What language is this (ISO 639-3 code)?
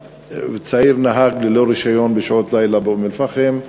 heb